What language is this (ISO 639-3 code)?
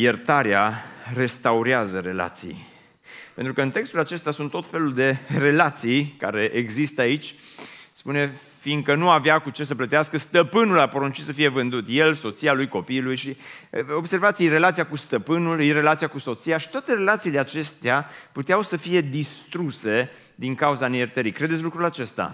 ron